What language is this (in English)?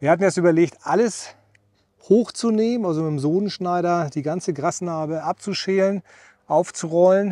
German